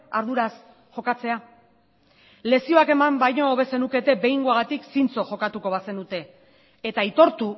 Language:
Basque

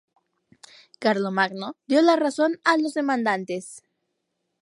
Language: Spanish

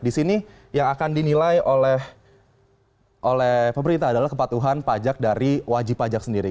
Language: Indonesian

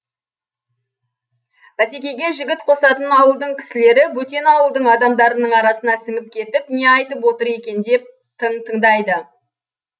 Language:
Kazakh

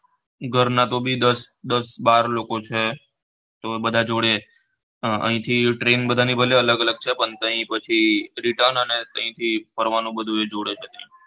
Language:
Gujarati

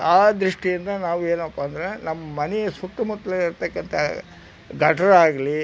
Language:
Kannada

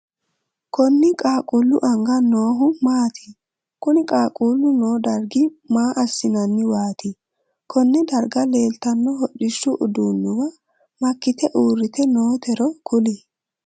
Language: Sidamo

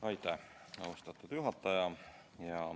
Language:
Estonian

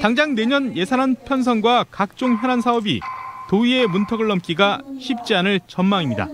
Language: Korean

